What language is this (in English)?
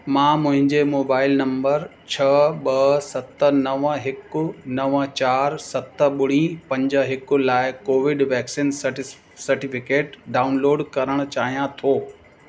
Sindhi